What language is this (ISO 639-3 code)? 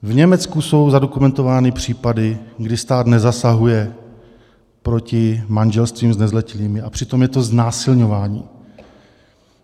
ces